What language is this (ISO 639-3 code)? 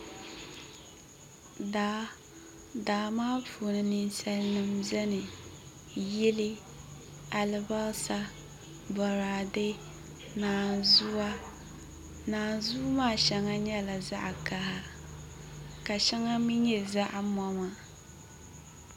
dag